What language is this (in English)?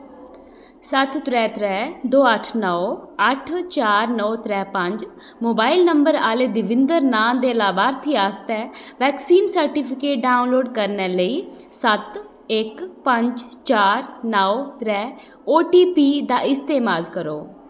Dogri